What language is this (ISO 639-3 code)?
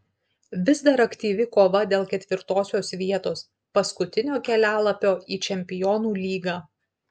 lit